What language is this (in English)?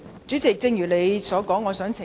Cantonese